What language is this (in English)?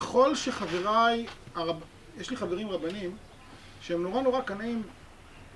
Hebrew